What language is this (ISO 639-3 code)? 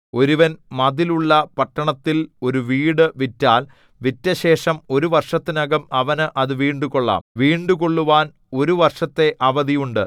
mal